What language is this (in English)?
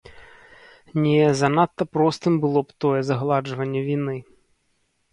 Belarusian